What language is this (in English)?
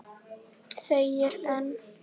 Icelandic